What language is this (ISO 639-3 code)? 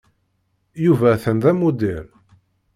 kab